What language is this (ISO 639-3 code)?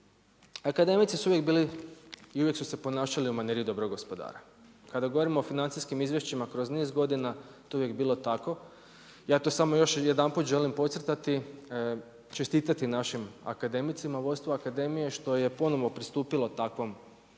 hrv